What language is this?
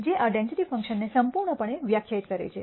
Gujarati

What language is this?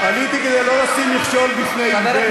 Hebrew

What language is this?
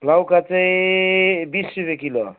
Nepali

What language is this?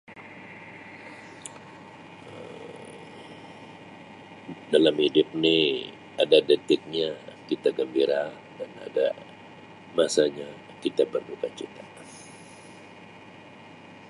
Sabah Malay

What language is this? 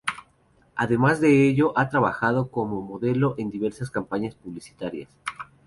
Spanish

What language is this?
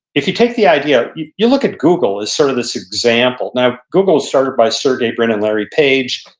English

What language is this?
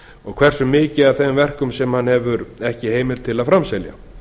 Icelandic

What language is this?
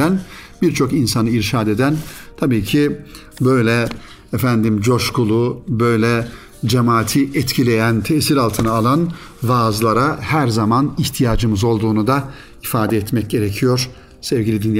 Turkish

